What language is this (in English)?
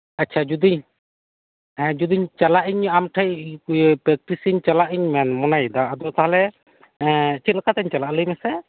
Santali